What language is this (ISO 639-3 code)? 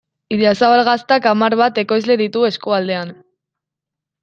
eus